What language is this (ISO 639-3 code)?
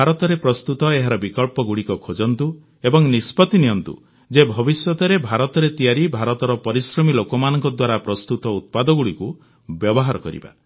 ori